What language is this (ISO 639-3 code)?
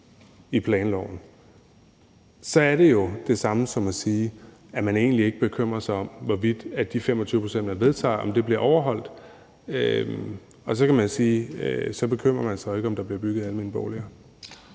dan